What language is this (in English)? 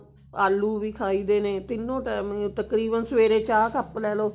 Punjabi